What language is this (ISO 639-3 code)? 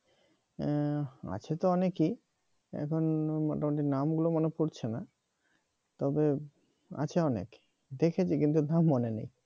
ben